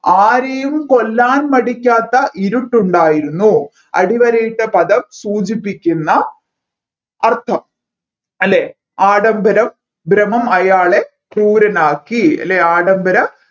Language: Malayalam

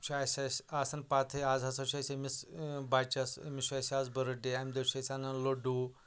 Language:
Kashmiri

